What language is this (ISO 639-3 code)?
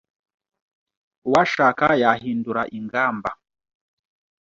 kin